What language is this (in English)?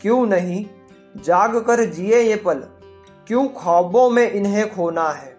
Hindi